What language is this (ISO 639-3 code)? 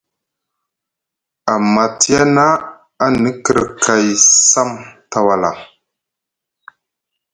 mug